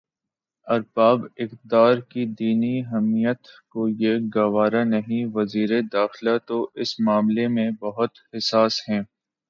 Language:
Urdu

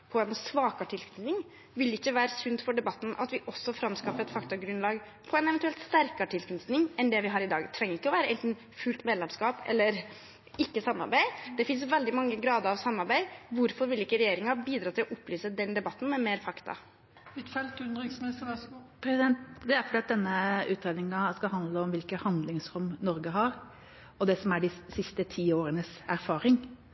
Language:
Norwegian Bokmål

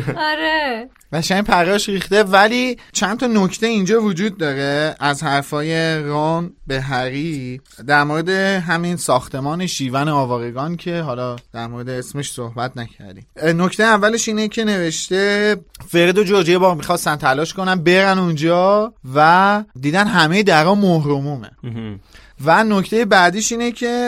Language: Persian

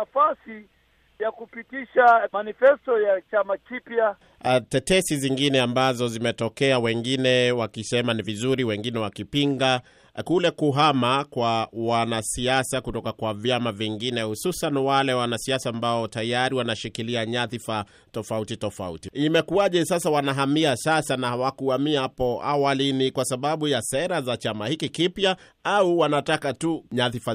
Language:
Swahili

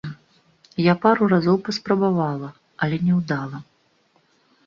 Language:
Belarusian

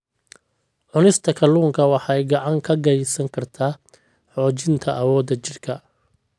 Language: Somali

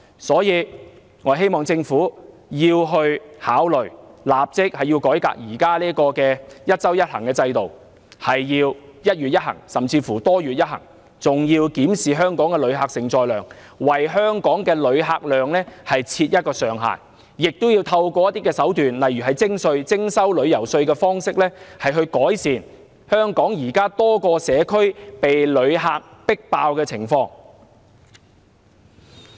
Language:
Cantonese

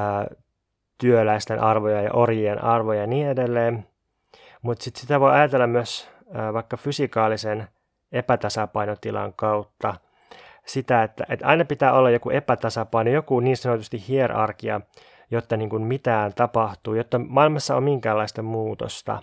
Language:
Finnish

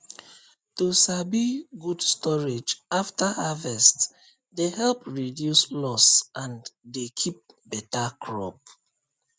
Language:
Nigerian Pidgin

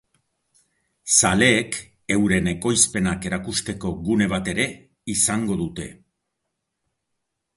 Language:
Basque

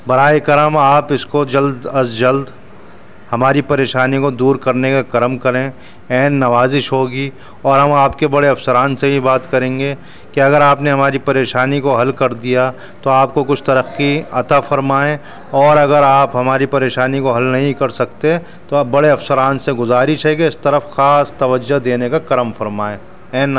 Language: Urdu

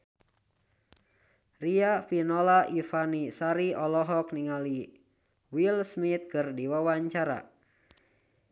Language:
Sundanese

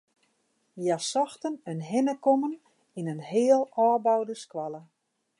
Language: Western Frisian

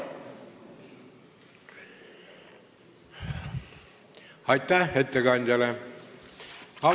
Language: Estonian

